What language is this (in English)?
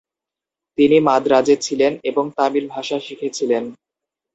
Bangla